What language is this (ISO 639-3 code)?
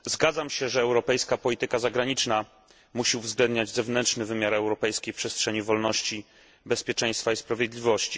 pol